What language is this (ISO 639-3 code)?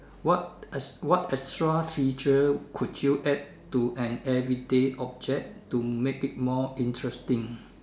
eng